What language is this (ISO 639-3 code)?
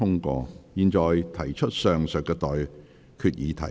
yue